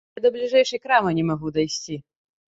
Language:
Belarusian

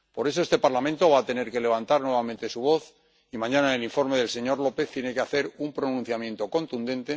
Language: Spanish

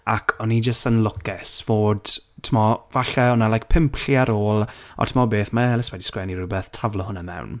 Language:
Welsh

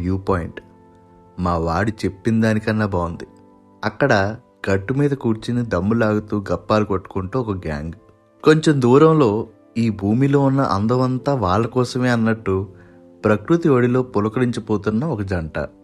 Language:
Telugu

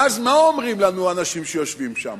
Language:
Hebrew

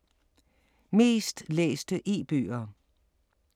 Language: Danish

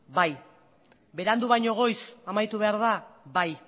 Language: Basque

